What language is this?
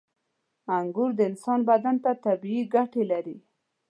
Pashto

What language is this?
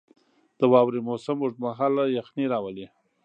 Pashto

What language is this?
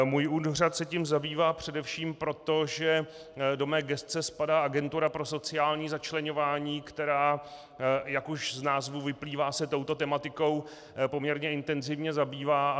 Czech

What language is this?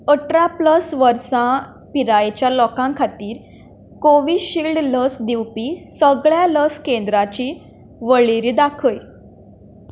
Konkani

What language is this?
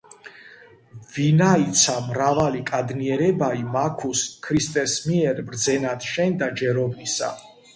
Georgian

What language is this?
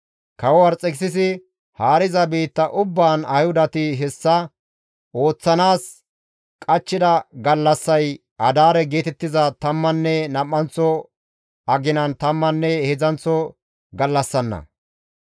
Gamo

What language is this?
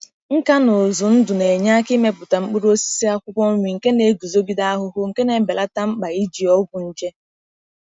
Igbo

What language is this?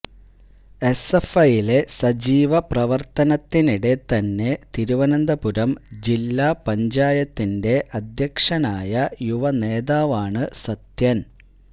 Malayalam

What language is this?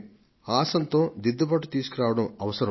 Telugu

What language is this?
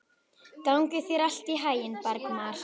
Icelandic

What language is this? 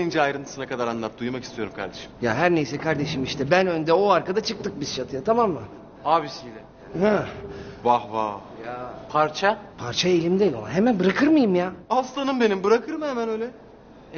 Turkish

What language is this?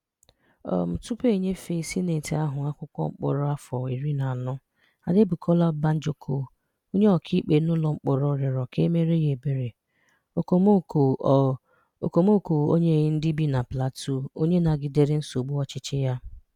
Igbo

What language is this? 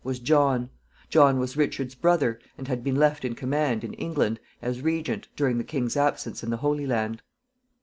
English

